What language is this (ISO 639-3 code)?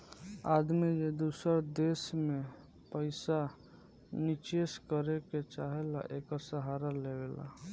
bho